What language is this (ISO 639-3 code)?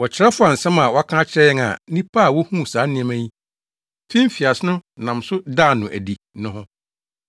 aka